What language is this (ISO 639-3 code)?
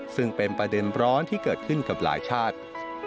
tha